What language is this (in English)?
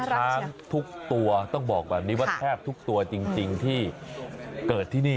Thai